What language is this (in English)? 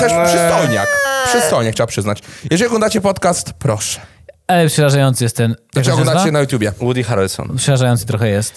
Polish